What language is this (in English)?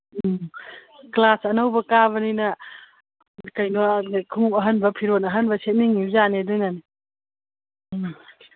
Manipuri